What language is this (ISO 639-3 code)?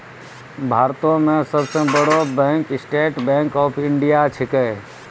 mai